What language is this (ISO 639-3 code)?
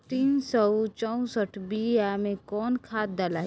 bho